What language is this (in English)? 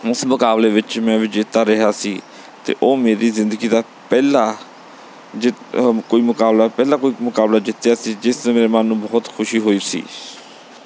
Punjabi